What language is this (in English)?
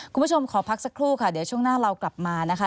Thai